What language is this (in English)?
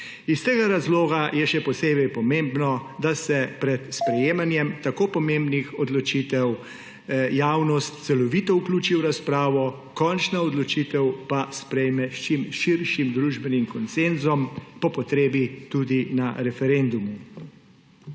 Slovenian